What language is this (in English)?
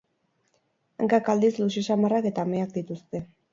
Basque